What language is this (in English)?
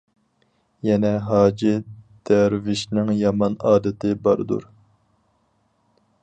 Uyghur